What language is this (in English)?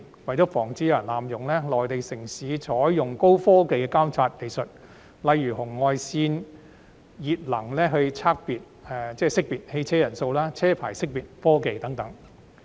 Cantonese